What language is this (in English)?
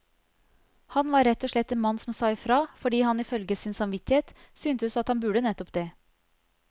Norwegian